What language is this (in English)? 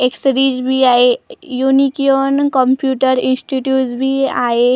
Marathi